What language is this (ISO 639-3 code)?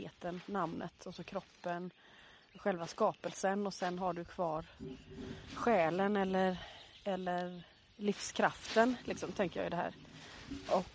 swe